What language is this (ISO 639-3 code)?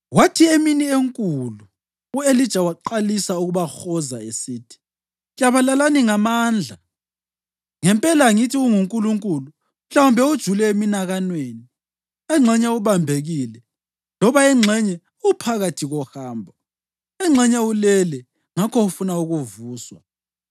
nde